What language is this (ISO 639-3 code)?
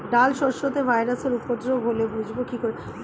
ben